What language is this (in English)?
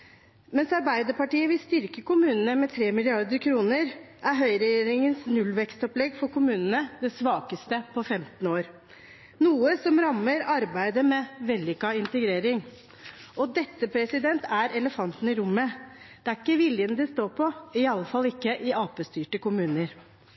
Norwegian Bokmål